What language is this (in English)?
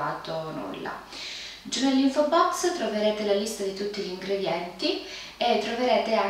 Italian